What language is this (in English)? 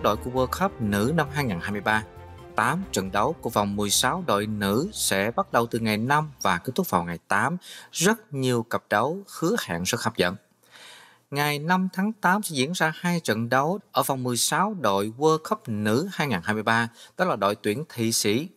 Vietnamese